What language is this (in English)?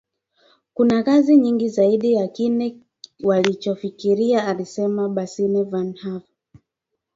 Swahili